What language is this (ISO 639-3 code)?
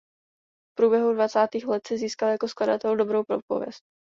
ces